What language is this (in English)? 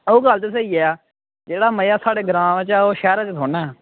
Dogri